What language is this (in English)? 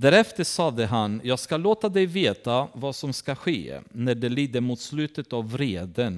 Swedish